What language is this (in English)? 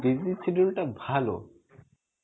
Bangla